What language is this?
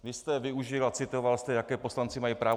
Czech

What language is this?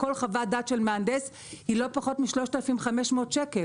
Hebrew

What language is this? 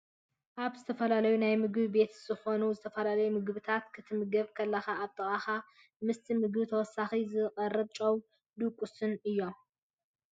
Tigrinya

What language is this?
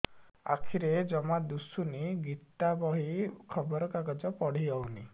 Odia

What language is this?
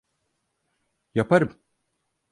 Turkish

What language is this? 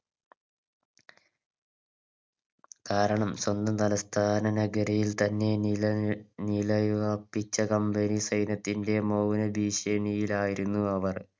Malayalam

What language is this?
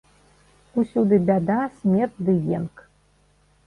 Belarusian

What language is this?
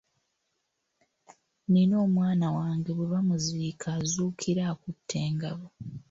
Ganda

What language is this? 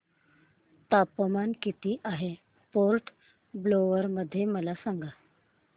Marathi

